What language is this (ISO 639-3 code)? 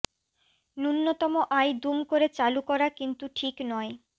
ben